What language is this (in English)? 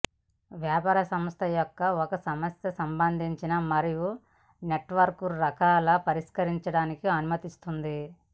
Telugu